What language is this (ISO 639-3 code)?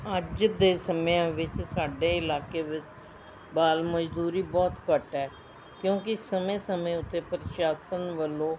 pan